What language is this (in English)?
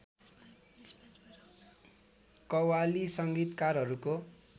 Nepali